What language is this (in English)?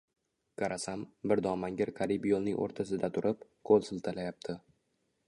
Uzbek